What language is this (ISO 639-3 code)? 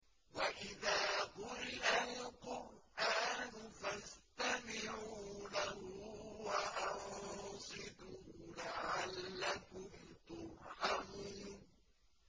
ara